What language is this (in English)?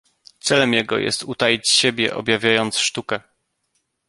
Polish